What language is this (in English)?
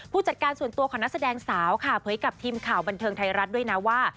Thai